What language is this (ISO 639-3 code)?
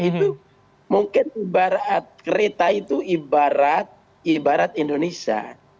ind